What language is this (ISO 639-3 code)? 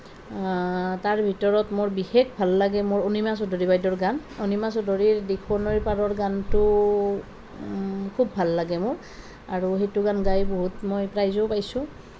asm